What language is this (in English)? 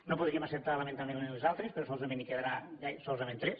Catalan